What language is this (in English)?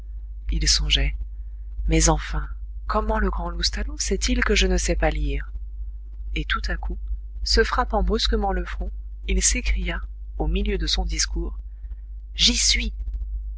French